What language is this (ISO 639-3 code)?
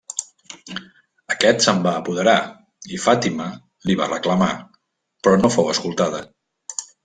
cat